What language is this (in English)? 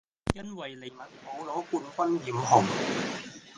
Cantonese